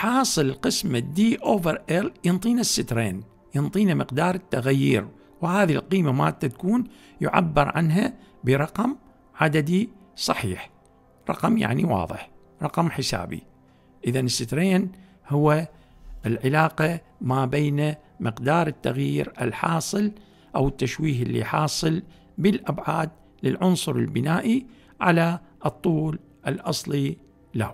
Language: Arabic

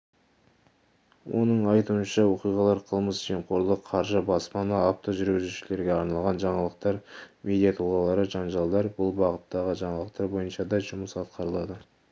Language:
Kazakh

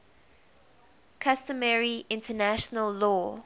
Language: English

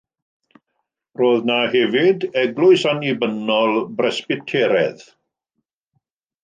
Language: Welsh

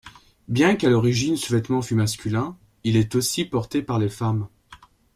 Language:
French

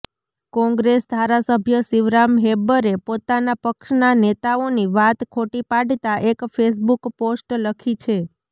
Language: Gujarati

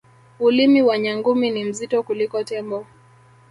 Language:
Swahili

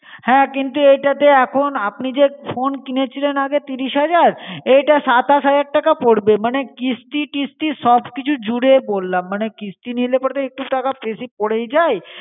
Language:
Bangla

